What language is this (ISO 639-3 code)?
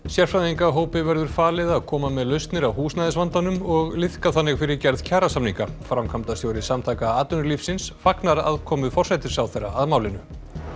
isl